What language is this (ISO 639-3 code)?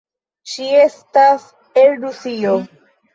epo